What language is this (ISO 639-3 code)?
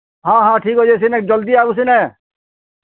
ori